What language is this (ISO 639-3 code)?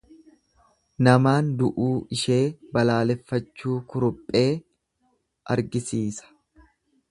orm